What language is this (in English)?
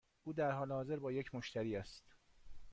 Persian